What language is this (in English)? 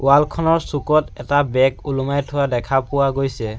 Assamese